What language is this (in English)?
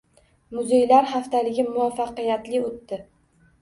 Uzbek